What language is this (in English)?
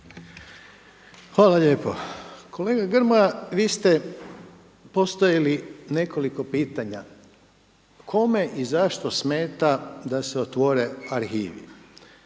Croatian